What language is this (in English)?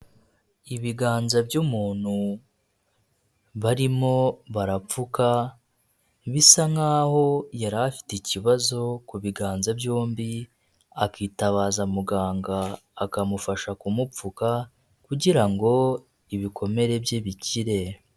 Kinyarwanda